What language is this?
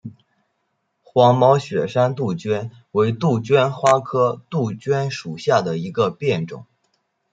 Chinese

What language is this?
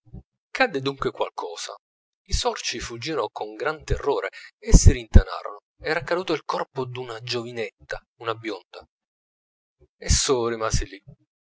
Italian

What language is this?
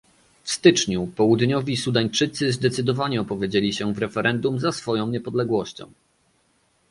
Polish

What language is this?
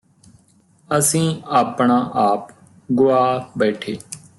Punjabi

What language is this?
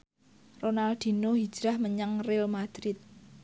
Javanese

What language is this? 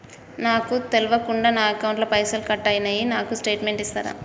Telugu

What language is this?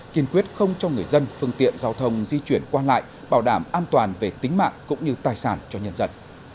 Vietnamese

